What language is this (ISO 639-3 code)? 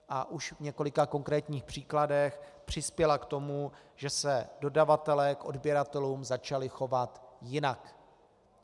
ces